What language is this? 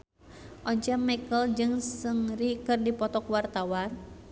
Sundanese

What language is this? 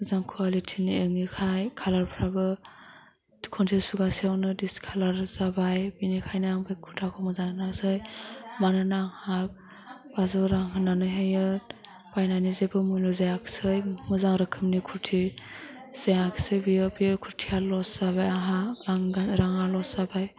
Bodo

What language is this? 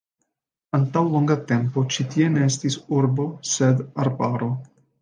Esperanto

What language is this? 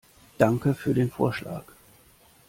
German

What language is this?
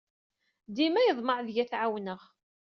Kabyle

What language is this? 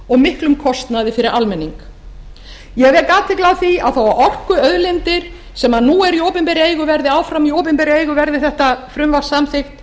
Icelandic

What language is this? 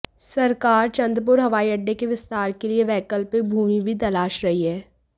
Hindi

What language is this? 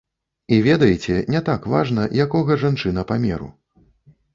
Belarusian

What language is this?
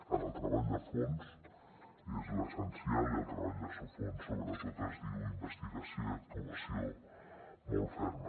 Catalan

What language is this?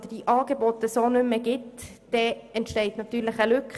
Swiss German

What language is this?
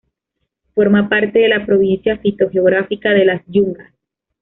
Spanish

